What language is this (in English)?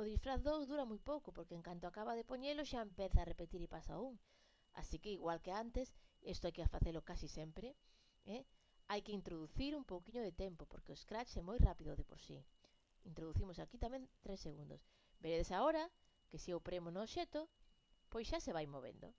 Galician